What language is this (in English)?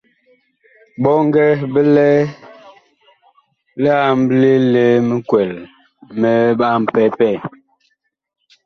Bakoko